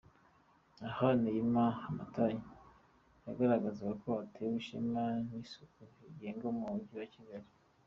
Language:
Kinyarwanda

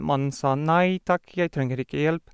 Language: Norwegian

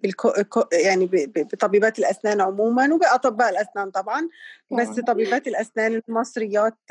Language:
Arabic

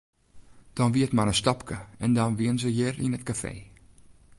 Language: Western Frisian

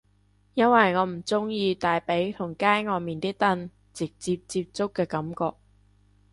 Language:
Cantonese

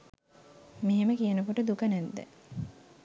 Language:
Sinhala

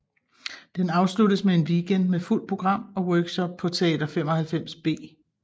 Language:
Danish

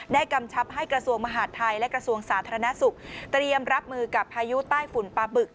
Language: Thai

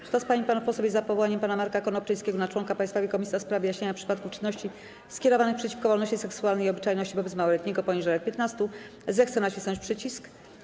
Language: Polish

